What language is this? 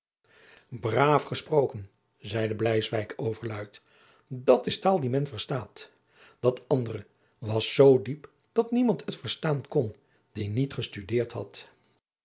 Dutch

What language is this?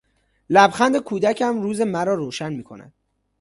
Persian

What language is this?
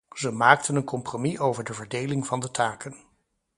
Dutch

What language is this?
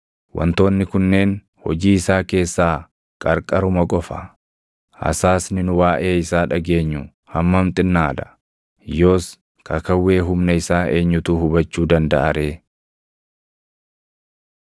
Oromo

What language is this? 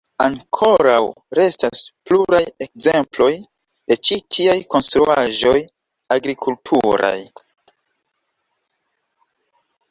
Esperanto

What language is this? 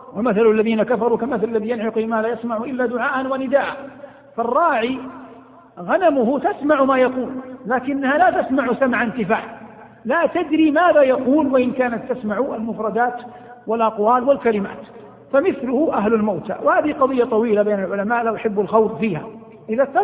Arabic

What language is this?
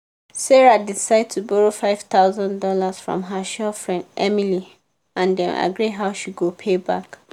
Nigerian Pidgin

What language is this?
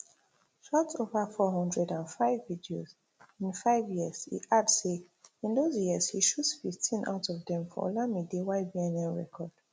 Nigerian Pidgin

